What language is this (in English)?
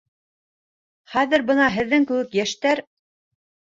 Bashkir